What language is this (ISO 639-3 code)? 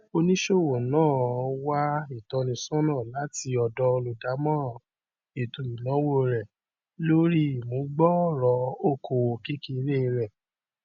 yor